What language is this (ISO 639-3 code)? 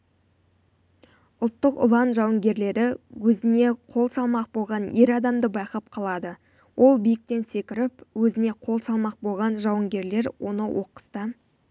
kaz